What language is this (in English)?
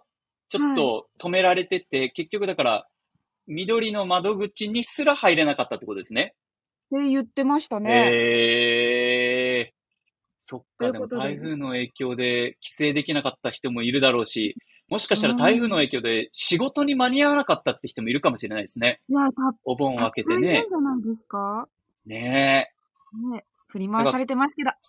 Japanese